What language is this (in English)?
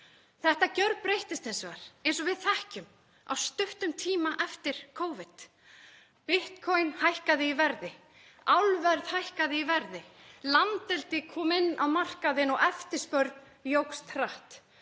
Icelandic